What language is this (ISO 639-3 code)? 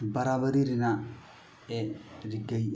sat